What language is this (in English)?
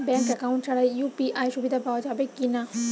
Bangla